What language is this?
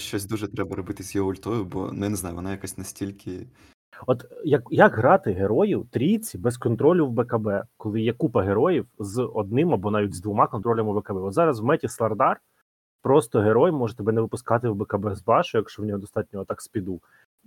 Ukrainian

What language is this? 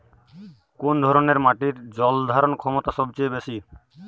Bangla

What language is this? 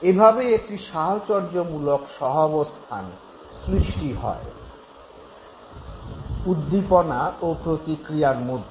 Bangla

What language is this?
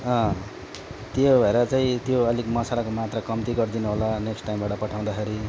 Nepali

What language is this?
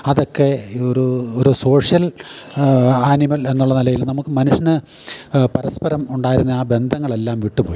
Malayalam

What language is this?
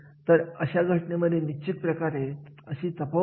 Marathi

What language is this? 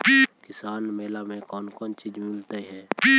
Magahi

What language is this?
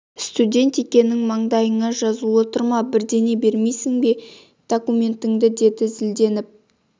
Kazakh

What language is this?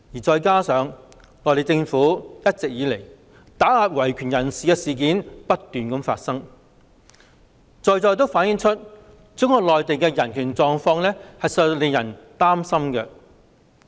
Cantonese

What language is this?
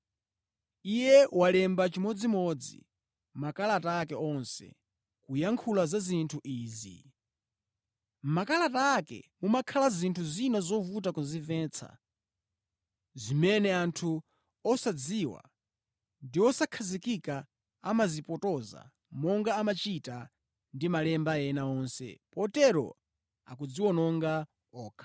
Nyanja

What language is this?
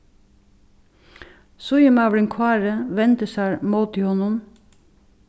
Faroese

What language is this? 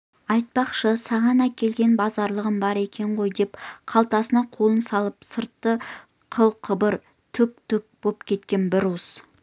Kazakh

